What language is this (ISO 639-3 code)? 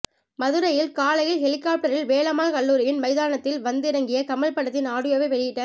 tam